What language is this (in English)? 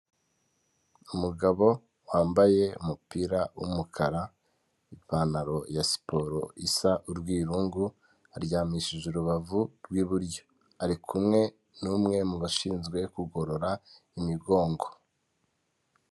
Kinyarwanda